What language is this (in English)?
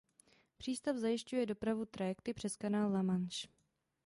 Czech